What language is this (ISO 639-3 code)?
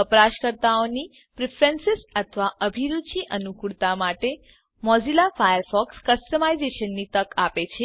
guj